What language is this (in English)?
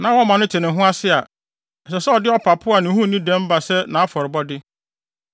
Akan